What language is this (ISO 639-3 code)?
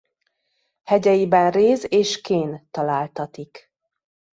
hun